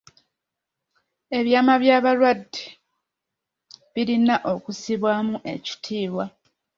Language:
Ganda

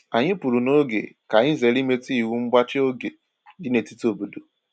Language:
Igbo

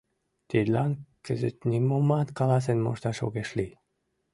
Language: Mari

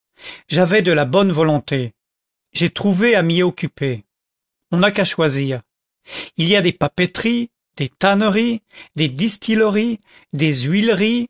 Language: French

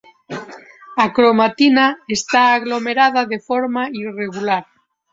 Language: Galician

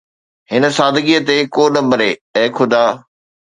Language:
Sindhi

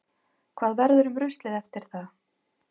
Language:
Icelandic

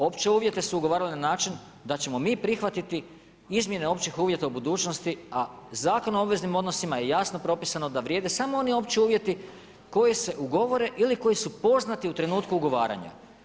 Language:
Croatian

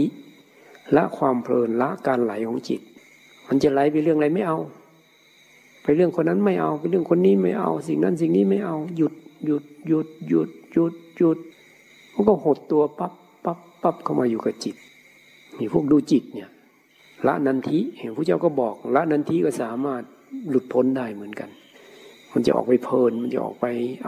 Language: Thai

